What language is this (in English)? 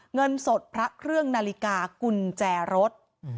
Thai